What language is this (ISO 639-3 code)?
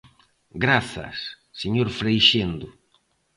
glg